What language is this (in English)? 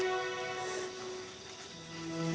Indonesian